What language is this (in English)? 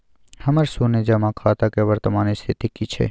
Maithili